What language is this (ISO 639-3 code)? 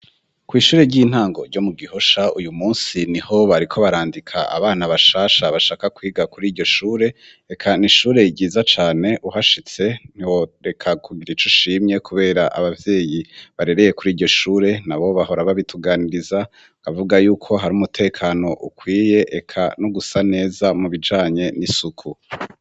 run